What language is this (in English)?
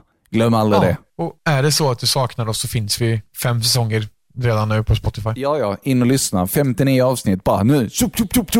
Swedish